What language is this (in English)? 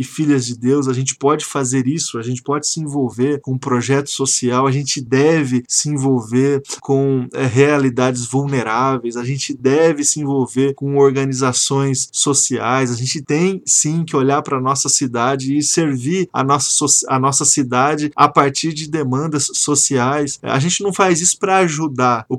Portuguese